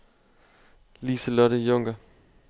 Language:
Danish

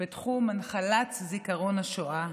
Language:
Hebrew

